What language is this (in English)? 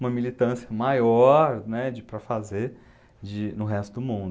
Portuguese